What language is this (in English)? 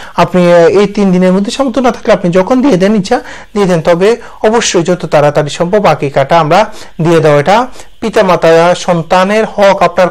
Bangla